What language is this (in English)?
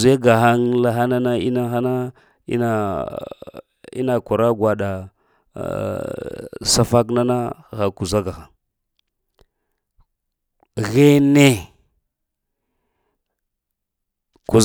Lamang